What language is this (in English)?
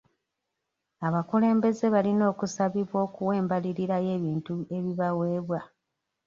Ganda